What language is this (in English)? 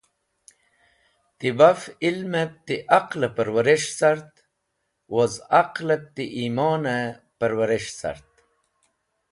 Wakhi